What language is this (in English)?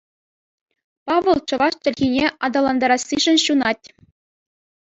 Chuvash